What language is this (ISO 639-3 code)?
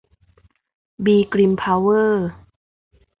tha